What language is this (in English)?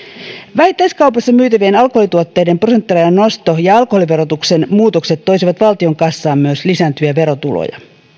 Finnish